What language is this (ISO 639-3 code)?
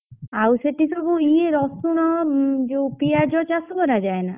ori